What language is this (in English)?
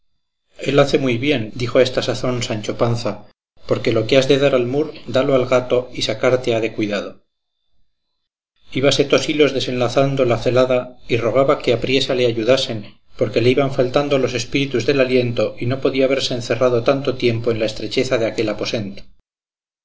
Spanish